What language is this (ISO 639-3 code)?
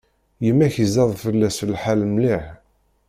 kab